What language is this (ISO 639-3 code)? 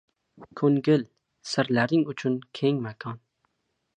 uzb